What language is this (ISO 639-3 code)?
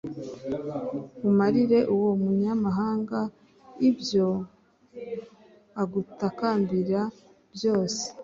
kin